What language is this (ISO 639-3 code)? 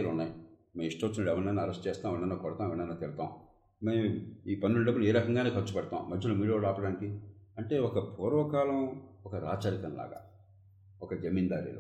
tel